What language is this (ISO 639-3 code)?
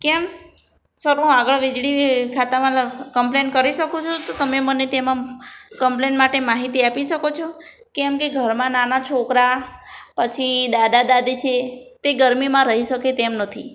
guj